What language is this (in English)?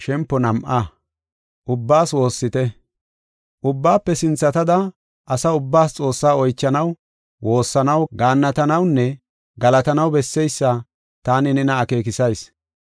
Gofa